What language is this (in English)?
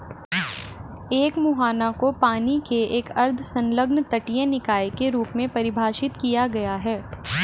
Hindi